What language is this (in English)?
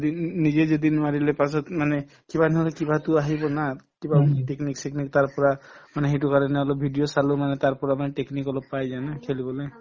Assamese